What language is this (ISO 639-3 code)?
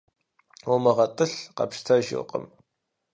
kbd